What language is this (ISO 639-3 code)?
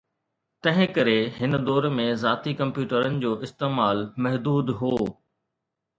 snd